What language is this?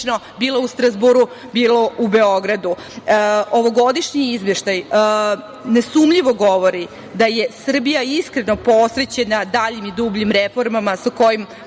Serbian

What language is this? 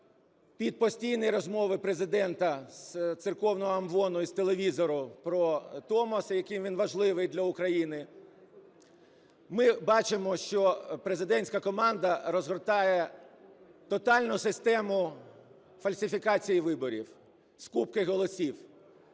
Ukrainian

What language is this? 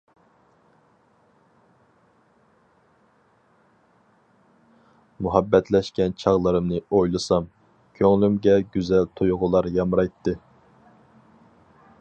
Uyghur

